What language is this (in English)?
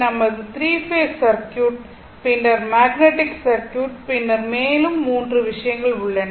Tamil